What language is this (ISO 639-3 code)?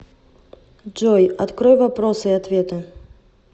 rus